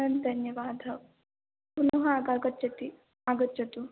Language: Sanskrit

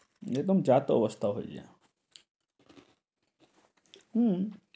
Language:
Bangla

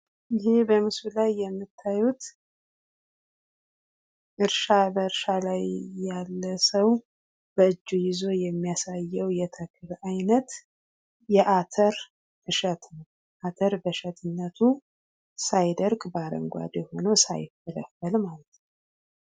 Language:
Amharic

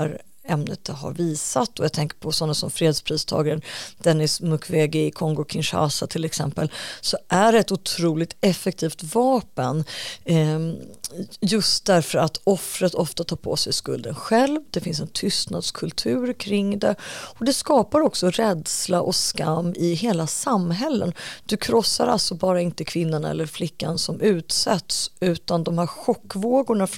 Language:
Swedish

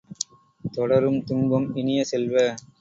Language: Tamil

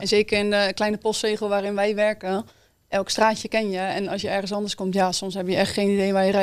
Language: Dutch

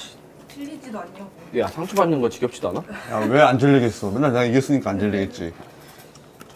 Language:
Korean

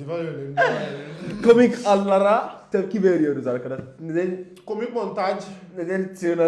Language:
Turkish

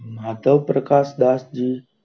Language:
Gujarati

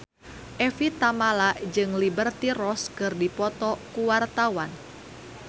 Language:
Sundanese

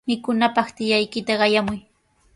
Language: Sihuas Ancash Quechua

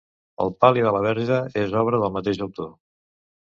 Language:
Catalan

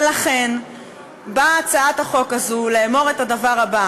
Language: Hebrew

